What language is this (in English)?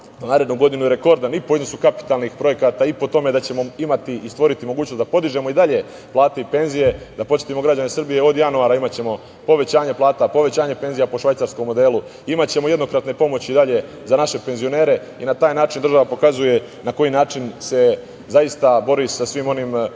Serbian